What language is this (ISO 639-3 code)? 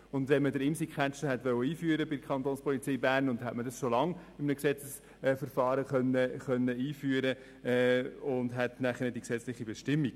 gsw